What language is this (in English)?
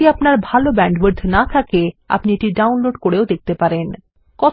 Bangla